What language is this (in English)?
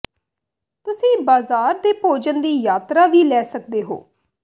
Punjabi